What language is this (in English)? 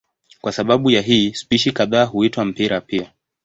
Swahili